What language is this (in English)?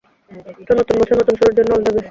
Bangla